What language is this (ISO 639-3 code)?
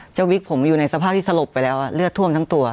tha